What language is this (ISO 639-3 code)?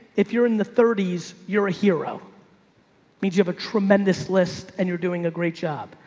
eng